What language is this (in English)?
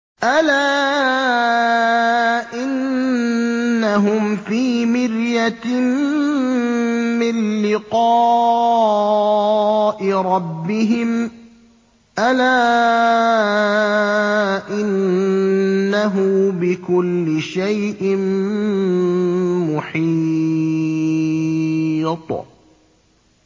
Arabic